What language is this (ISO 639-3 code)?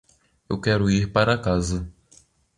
por